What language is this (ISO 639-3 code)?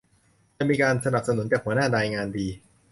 tha